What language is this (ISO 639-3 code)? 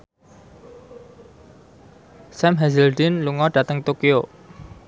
jav